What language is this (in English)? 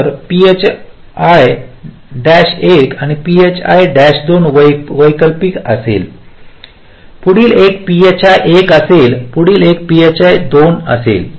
Marathi